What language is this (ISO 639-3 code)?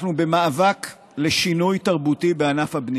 heb